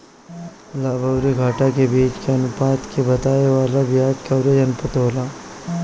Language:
Bhojpuri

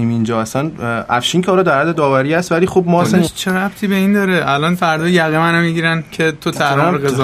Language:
Persian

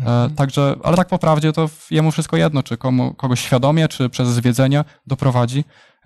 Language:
Polish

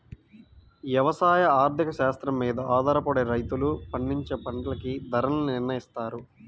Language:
Telugu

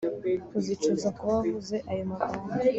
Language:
Kinyarwanda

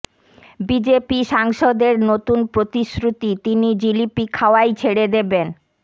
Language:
Bangla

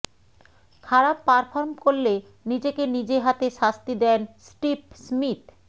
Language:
Bangla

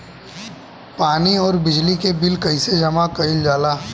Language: Bhojpuri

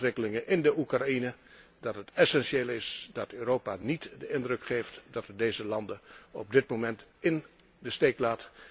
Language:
Dutch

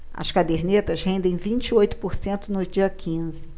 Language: Portuguese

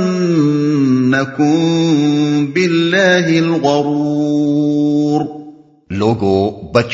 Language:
Urdu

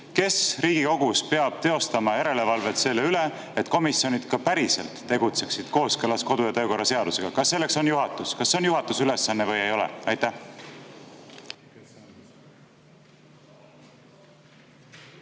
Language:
Estonian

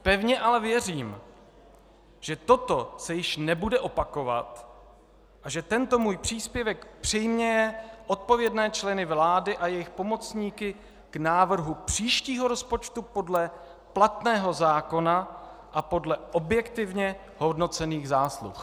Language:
Czech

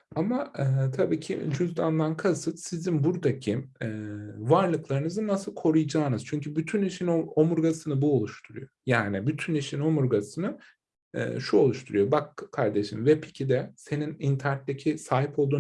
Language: Turkish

